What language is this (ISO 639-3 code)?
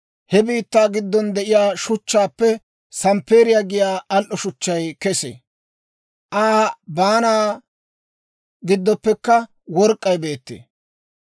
dwr